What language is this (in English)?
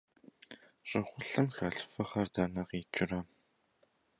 Kabardian